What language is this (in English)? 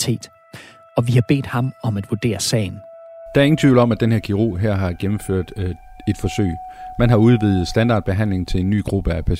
Danish